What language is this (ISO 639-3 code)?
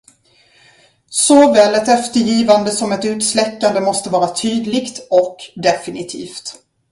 swe